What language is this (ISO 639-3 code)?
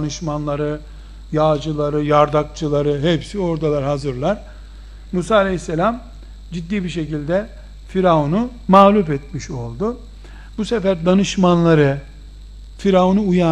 tur